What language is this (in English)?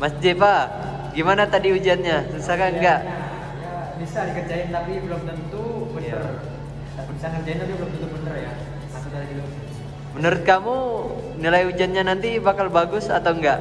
Indonesian